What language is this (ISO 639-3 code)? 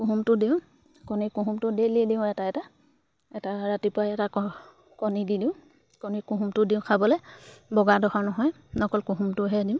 asm